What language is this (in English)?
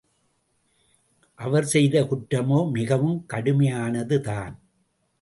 Tamil